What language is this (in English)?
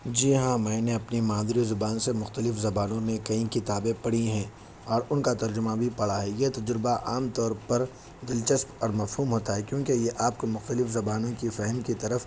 Urdu